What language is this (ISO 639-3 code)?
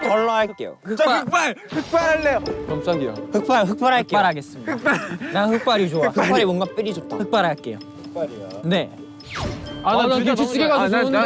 kor